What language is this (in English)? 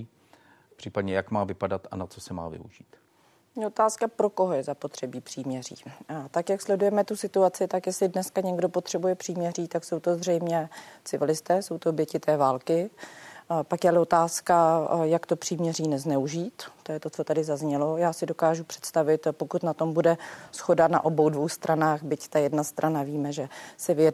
Czech